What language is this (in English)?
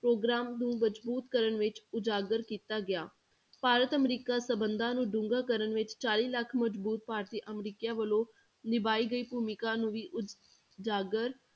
Punjabi